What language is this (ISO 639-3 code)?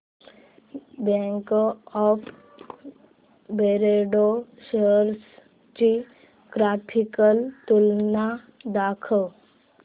mar